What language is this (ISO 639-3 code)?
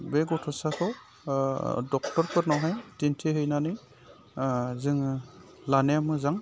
brx